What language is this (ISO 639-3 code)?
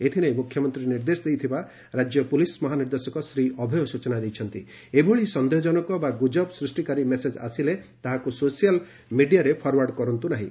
ori